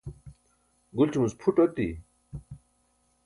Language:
Burushaski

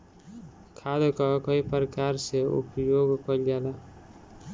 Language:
Bhojpuri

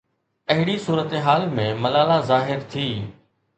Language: Sindhi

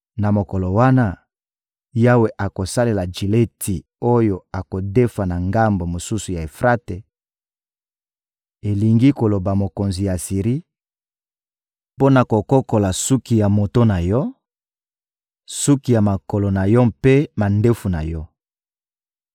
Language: Lingala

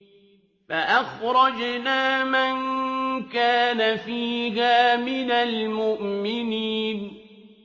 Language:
Arabic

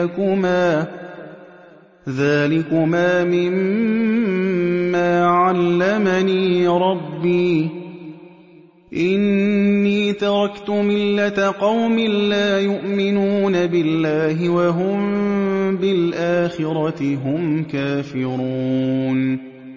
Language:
Arabic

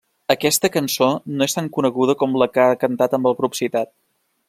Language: Catalan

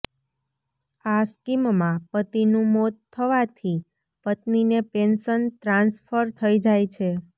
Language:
Gujarati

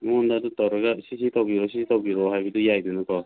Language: Manipuri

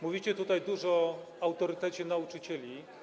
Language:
Polish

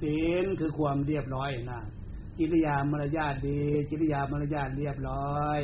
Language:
Thai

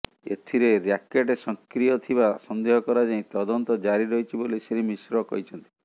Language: Odia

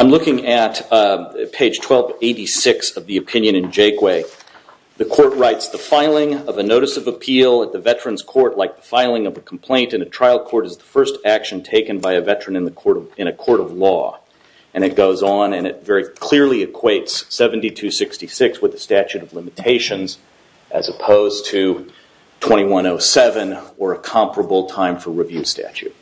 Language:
English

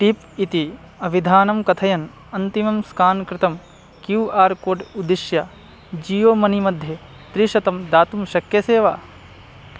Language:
Sanskrit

